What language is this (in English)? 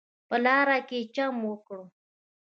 Pashto